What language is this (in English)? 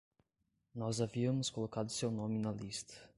Portuguese